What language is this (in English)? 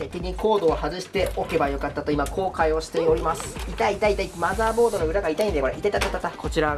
Japanese